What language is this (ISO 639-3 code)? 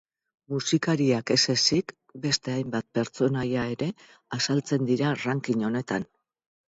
eus